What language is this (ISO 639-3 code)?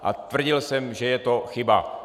ces